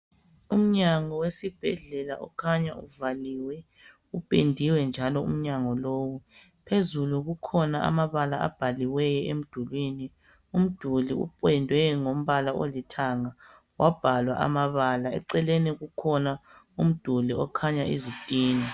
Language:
North Ndebele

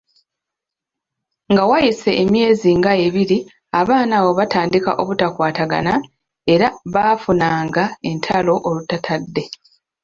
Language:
Ganda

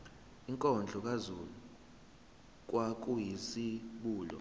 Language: Zulu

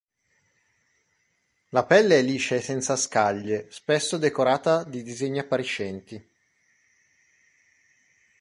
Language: Italian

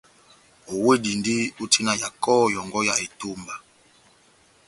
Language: Batanga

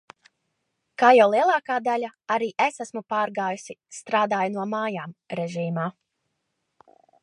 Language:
Latvian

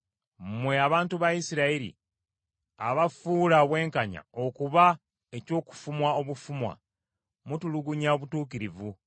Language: Ganda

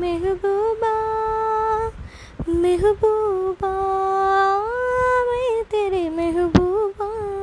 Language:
Tamil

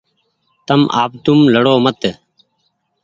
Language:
Goaria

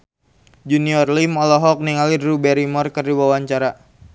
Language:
Sundanese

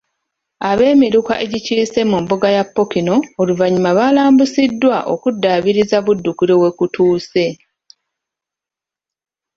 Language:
Ganda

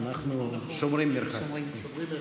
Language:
Hebrew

